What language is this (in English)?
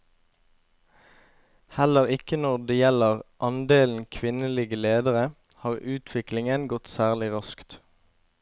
Norwegian